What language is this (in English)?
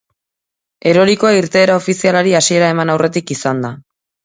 Basque